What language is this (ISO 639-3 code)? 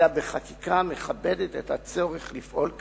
heb